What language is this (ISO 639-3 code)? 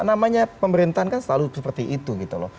ind